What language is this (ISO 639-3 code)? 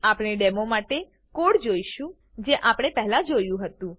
guj